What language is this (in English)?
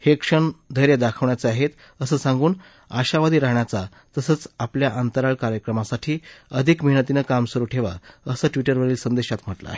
Marathi